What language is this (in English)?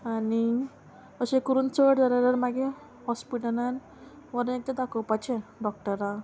Konkani